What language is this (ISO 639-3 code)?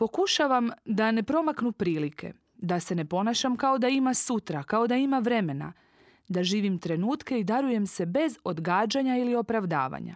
hrv